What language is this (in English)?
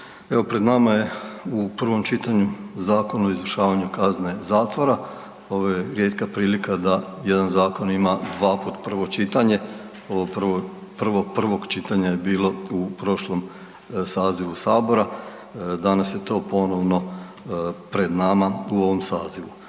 Croatian